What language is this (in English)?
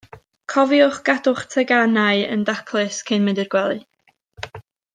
Welsh